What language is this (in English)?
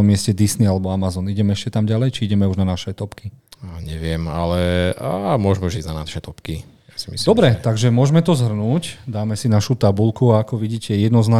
Slovak